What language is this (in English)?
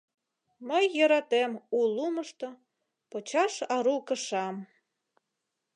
Mari